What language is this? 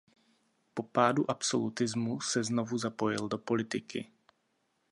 Czech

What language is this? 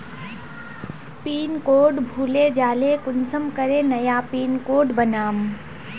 Magahi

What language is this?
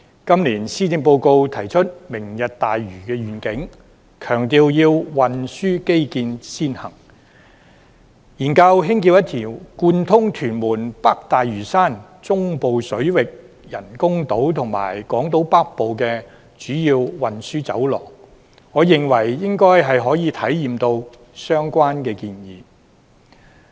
Cantonese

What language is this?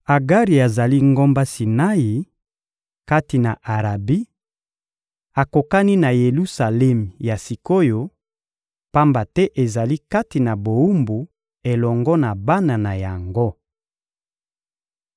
Lingala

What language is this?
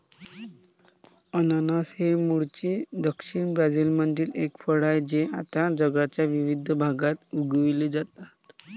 Marathi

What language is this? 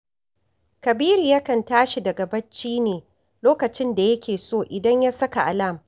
Hausa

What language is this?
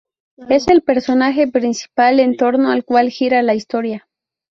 Spanish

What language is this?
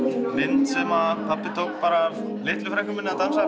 Icelandic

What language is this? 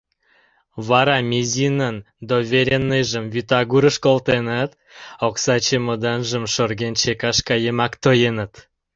Mari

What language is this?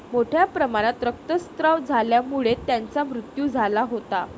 Marathi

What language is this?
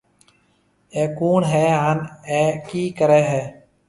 Marwari (Pakistan)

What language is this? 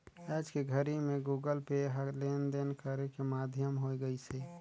Chhattisgarhi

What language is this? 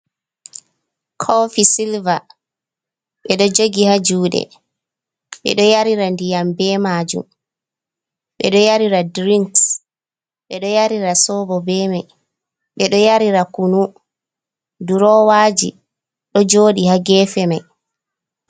Fula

